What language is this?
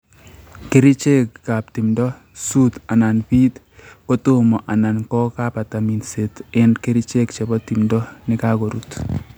Kalenjin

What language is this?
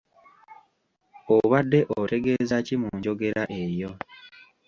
Ganda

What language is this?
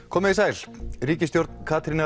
Icelandic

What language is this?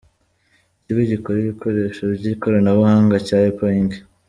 Kinyarwanda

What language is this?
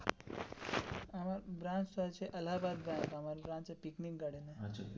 Bangla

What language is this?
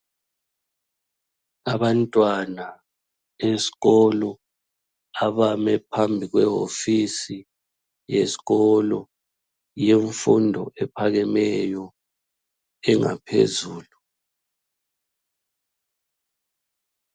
North Ndebele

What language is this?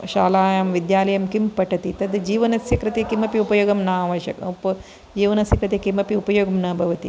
Sanskrit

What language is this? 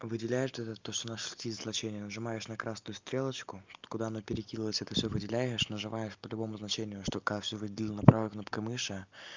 Russian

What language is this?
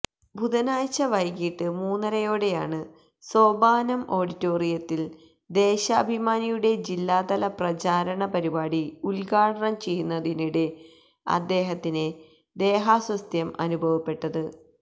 Malayalam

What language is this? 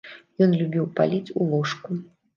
Belarusian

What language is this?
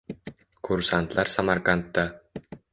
Uzbek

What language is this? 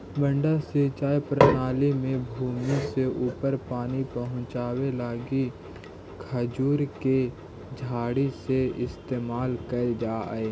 Magahi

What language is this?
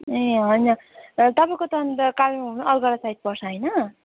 Nepali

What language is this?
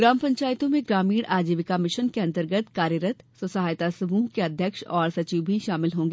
Hindi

